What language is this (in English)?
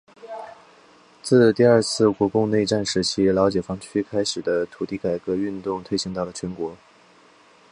Chinese